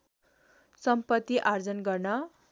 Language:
Nepali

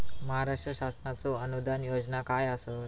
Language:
Marathi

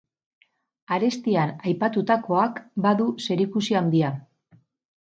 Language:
Basque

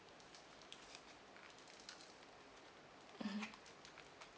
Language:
English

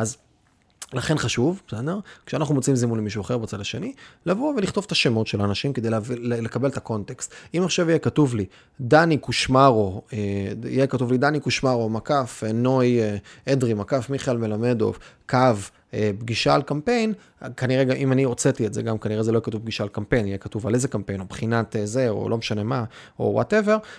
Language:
Hebrew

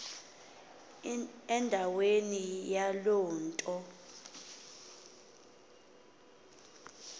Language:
Xhosa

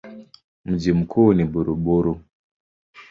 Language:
Swahili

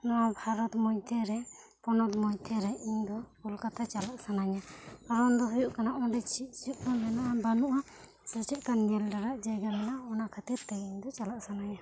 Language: Santali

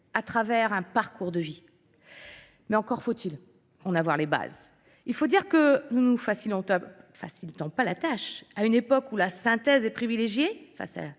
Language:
French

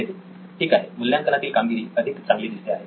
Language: Marathi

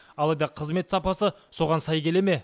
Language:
Kazakh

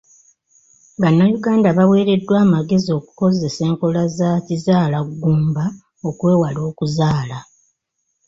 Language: Ganda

